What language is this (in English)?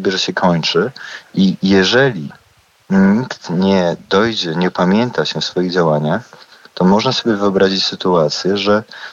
Polish